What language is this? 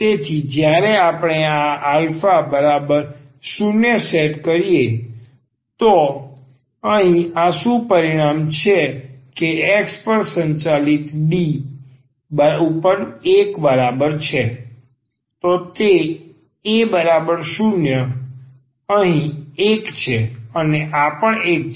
Gujarati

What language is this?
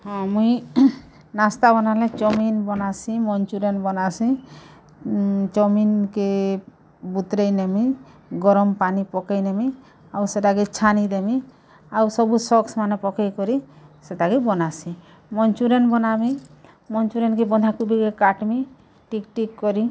Odia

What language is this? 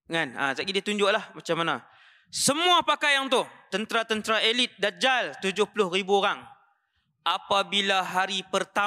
Malay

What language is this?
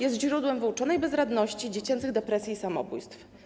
Polish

